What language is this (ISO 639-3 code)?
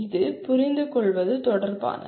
tam